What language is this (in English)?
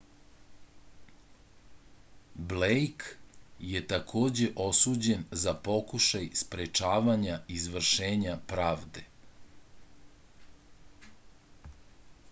Serbian